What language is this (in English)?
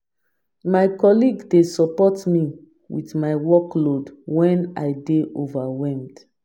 Nigerian Pidgin